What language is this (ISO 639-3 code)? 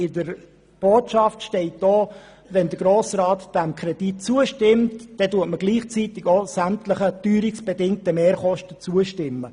gsw